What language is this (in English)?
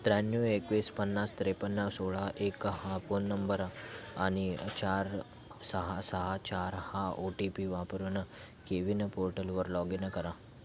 Marathi